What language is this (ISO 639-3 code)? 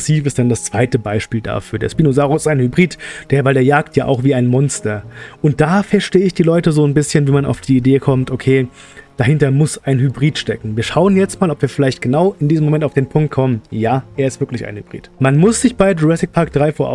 deu